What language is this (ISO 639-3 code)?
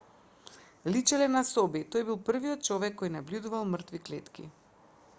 mkd